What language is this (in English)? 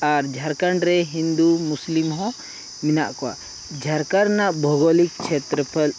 Santali